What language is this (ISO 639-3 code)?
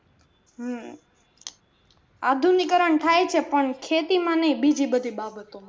guj